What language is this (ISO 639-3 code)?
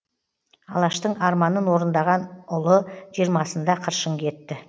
kaz